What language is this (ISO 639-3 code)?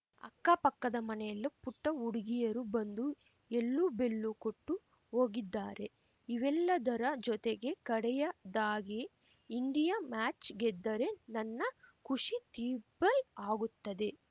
kan